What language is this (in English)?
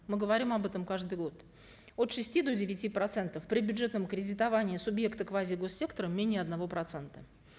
Kazakh